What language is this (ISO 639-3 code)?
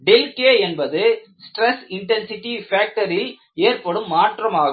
tam